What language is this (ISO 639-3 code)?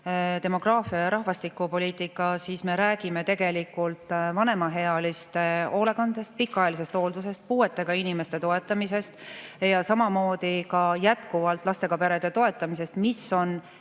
est